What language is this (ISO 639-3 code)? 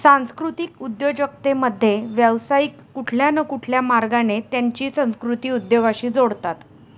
mar